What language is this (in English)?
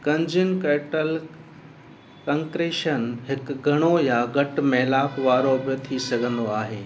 Sindhi